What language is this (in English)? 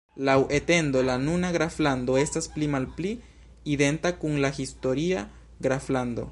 Esperanto